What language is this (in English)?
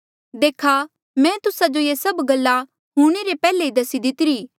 Mandeali